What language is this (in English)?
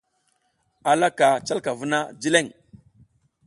South Giziga